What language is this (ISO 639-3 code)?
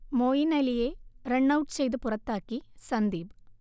mal